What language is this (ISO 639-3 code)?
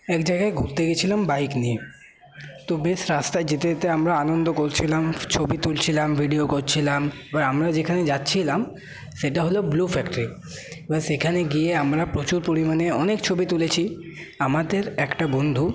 ben